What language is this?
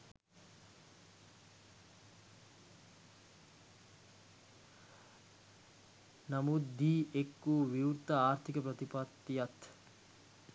Sinhala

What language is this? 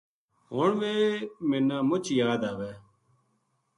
Gujari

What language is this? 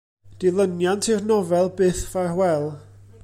Welsh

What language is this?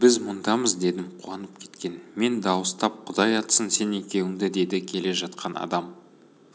Kazakh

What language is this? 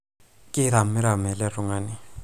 Masai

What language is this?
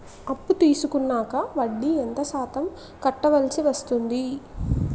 Telugu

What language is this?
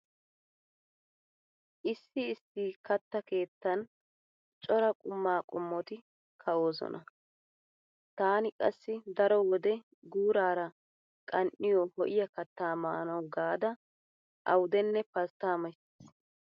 Wolaytta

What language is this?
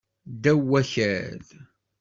Kabyle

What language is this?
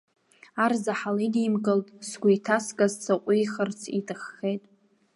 Abkhazian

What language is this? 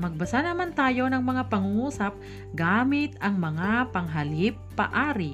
Filipino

